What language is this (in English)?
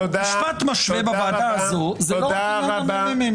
Hebrew